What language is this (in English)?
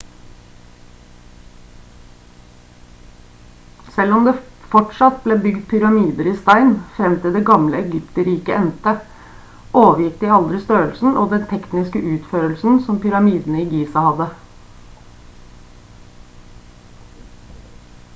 Norwegian Bokmål